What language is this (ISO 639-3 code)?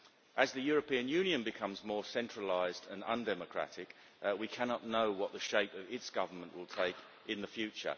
eng